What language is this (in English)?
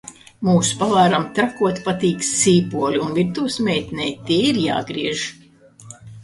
Latvian